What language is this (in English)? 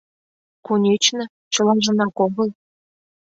Mari